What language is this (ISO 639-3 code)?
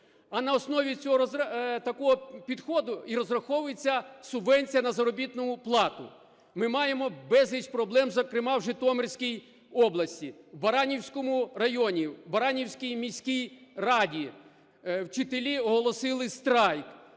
ukr